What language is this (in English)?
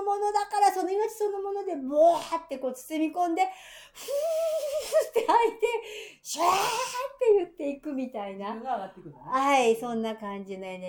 Japanese